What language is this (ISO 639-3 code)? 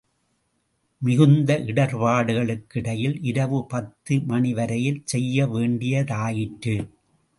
tam